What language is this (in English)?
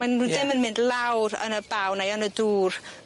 Welsh